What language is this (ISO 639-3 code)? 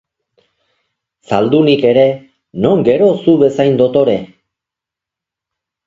eus